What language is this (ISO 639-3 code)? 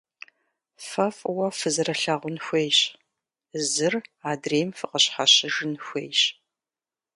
kbd